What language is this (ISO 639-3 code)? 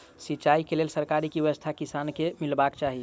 mai